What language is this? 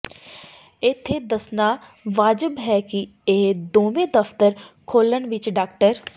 Punjabi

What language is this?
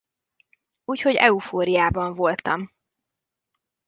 Hungarian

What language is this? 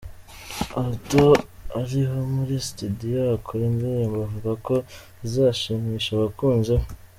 Kinyarwanda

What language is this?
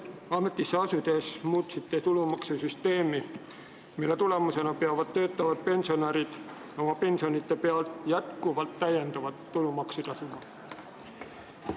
Estonian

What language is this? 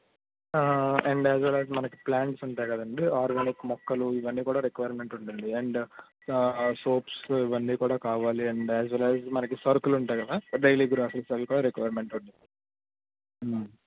Telugu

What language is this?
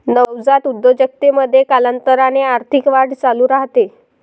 Marathi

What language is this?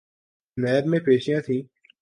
Urdu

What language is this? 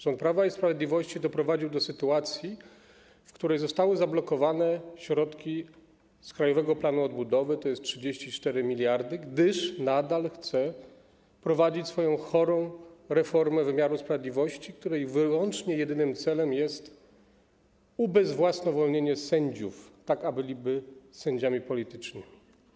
Polish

